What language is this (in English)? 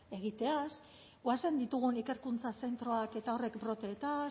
Basque